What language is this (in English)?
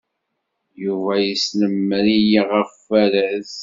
Kabyle